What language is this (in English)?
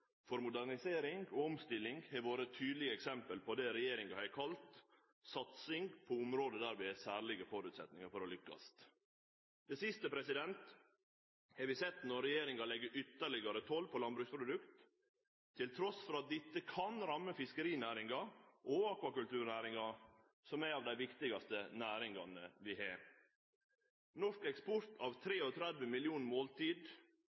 Norwegian Nynorsk